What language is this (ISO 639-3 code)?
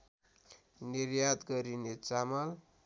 nep